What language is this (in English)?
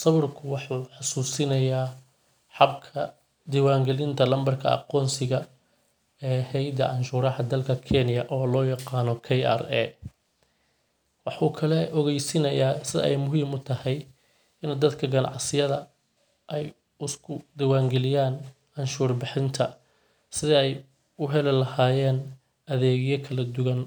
Somali